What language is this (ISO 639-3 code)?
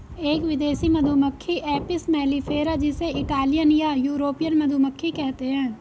hin